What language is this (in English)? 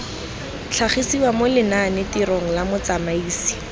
Tswana